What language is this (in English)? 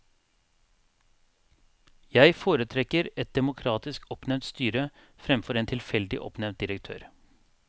Norwegian